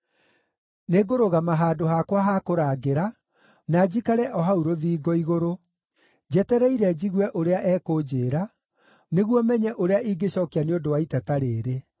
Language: Kikuyu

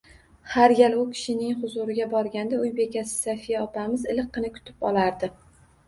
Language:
Uzbek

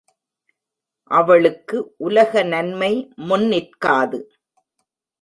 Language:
Tamil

